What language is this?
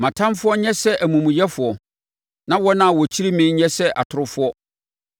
Akan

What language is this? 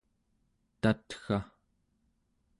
Central Yupik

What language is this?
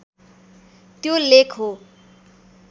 Nepali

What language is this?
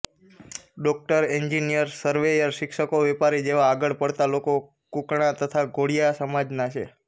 Gujarati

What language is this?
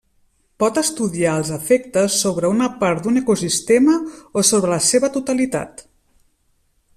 Catalan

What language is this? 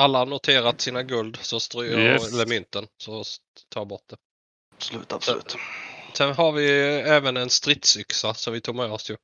Swedish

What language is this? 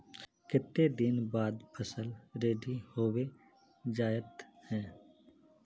Magahi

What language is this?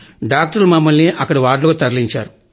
Telugu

